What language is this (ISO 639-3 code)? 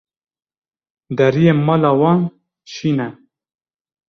kur